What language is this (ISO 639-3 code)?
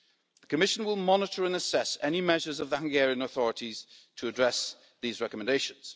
eng